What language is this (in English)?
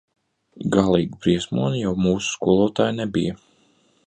Latvian